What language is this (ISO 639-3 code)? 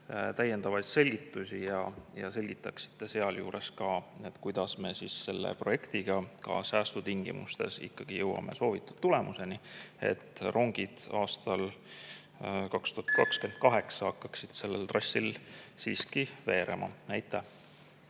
est